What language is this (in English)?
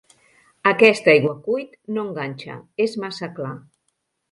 Catalan